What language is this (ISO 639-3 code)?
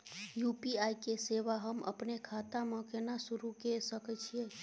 mai